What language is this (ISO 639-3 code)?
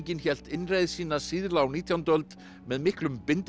isl